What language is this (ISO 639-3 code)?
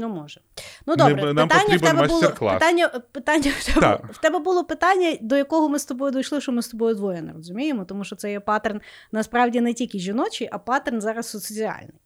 ukr